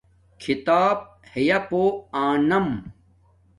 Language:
Domaaki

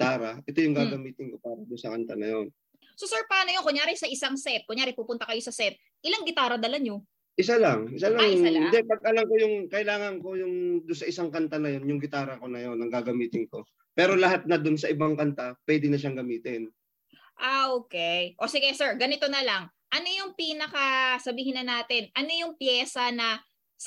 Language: Filipino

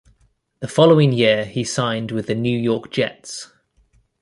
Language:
English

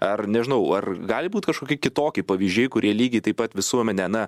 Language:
Lithuanian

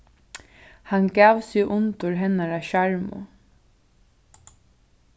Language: Faroese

